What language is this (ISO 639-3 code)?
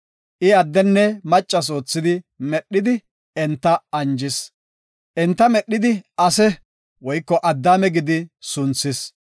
gof